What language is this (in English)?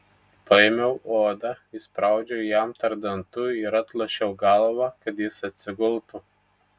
Lithuanian